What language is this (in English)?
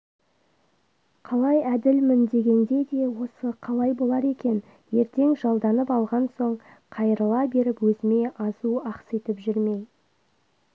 Kazakh